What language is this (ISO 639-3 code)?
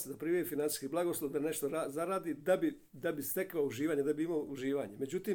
hrv